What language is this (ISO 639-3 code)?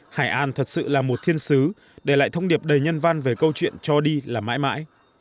vie